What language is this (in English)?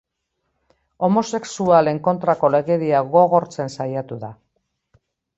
Basque